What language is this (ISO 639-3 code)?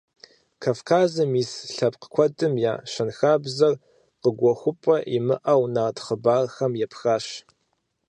kbd